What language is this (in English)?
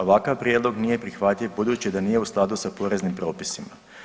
Croatian